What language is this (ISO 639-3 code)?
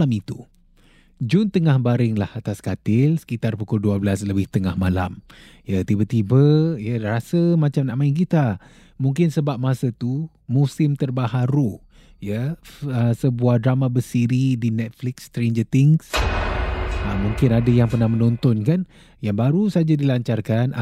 msa